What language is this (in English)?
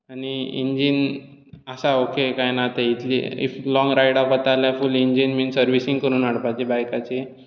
Konkani